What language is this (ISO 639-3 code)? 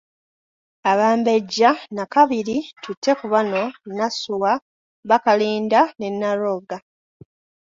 lug